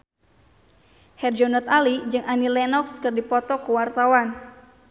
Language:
Sundanese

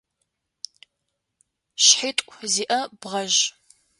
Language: Adyghe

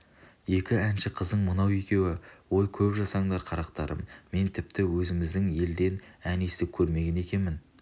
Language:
Kazakh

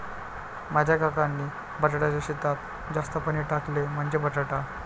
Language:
Marathi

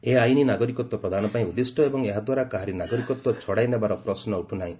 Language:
Odia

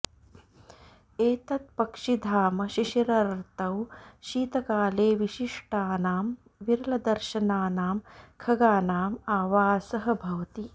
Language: Sanskrit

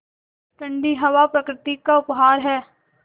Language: Hindi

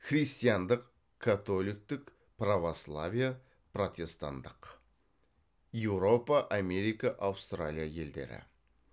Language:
Kazakh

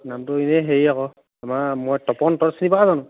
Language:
Assamese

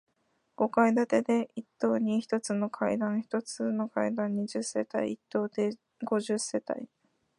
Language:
Japanese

